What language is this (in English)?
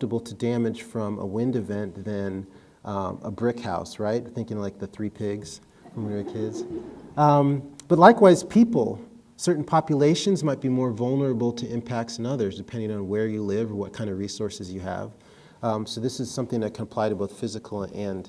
English